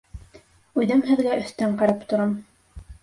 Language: Bashkir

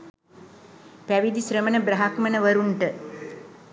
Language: Sinhala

